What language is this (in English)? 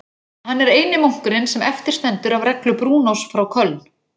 Icelandic